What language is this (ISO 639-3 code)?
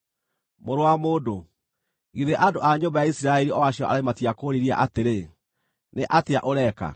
kik